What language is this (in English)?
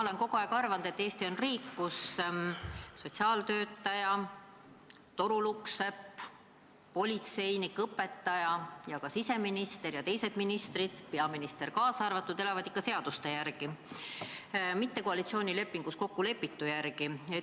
Estonian